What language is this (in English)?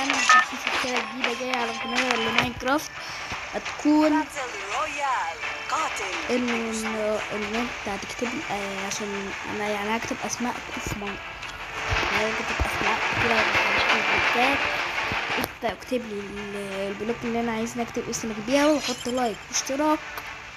Arabic